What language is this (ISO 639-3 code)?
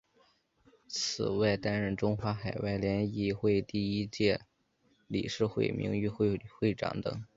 zho